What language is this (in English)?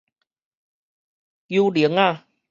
Min Nan Chinese